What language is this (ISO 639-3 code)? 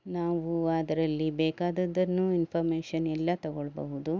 kan